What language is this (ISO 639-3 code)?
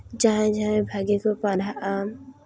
sat